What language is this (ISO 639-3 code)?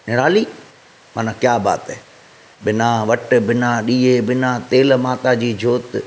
snd